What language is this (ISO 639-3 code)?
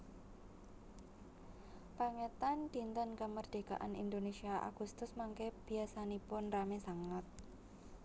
jav